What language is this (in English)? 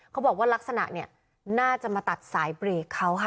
Thai